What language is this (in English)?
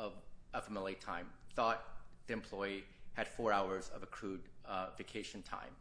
English